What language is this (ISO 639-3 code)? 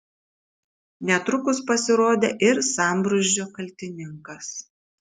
lit